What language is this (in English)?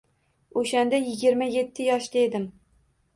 Uzbek